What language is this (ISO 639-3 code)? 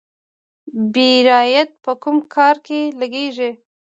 pus